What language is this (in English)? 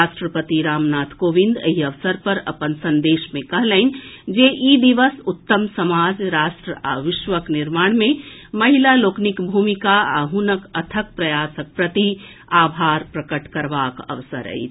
Maithili